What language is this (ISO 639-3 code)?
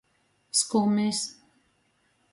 ltg